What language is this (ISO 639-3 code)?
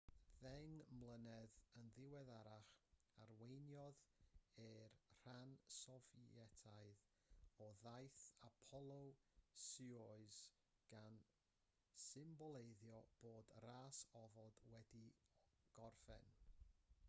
cym